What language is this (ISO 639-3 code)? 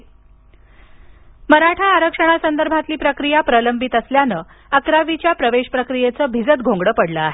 mar